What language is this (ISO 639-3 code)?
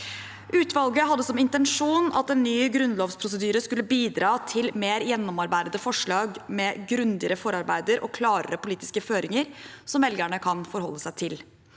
nor